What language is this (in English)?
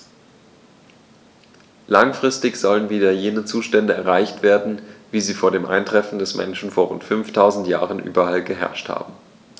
German